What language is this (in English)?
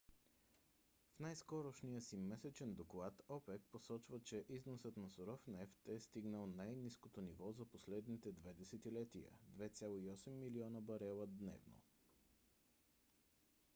Bulgarian